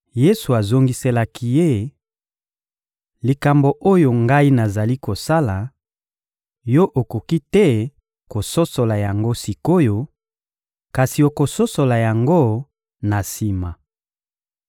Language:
Lingala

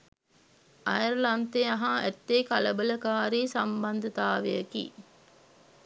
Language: Sinhala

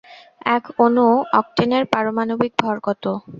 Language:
Bangla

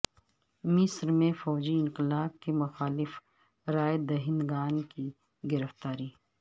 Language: Urdu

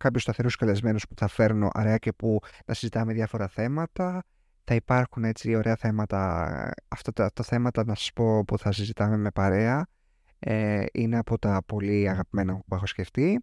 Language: Greek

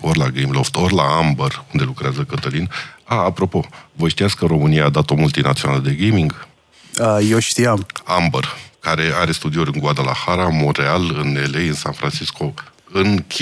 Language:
Romanian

